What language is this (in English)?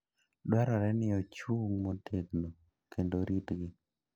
Luo (Kenya and Tanzania)